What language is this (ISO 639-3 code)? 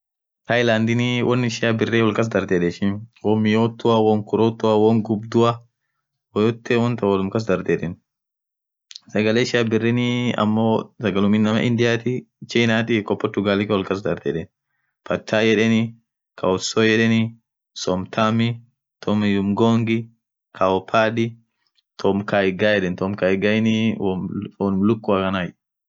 orc